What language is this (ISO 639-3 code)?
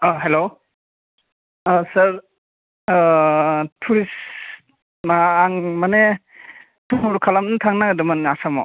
brx